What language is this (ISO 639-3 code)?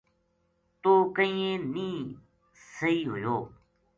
gju